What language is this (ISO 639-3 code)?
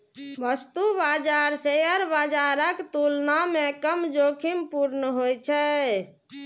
mai